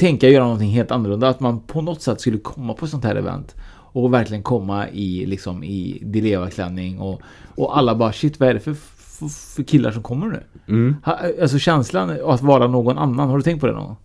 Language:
Swedish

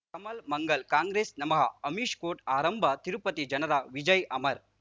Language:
Kannada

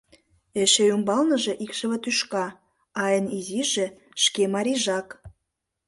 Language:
Mari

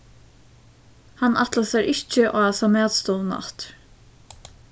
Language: Faroese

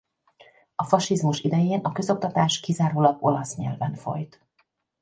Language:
Hungarian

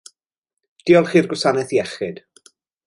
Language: Welsh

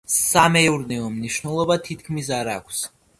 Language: Georgian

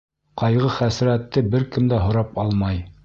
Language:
Bashkir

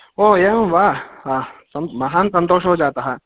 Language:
Sanskrit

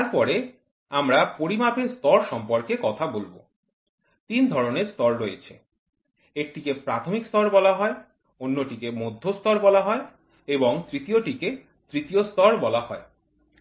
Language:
Bangla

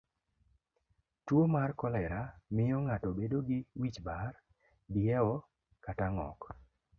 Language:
Luo (Kenya and Tanzania)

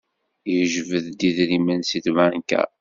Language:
Kabyle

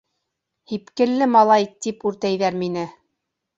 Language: Bashkir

